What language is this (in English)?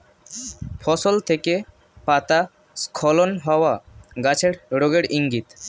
Bangla